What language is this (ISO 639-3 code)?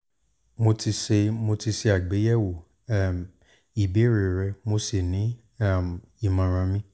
yor